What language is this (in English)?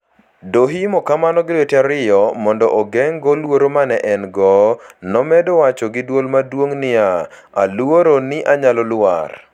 Luo (Kenya and Tanzania)